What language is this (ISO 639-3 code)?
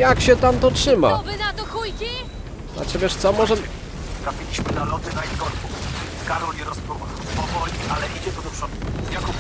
pol